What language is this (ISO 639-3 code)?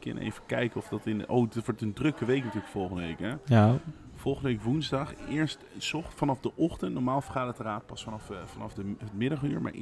nld